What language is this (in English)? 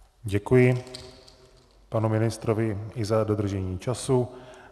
Czech